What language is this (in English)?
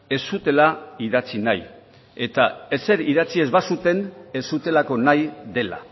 Basque